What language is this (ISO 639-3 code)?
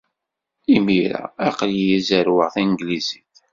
kab